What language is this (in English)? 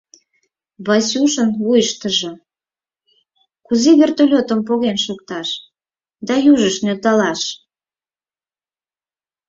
Mari